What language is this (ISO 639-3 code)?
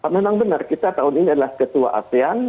ind